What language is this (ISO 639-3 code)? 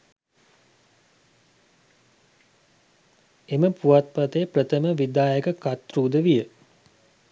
sin